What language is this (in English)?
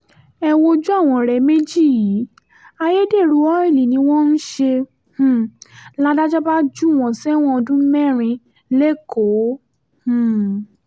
Yoruba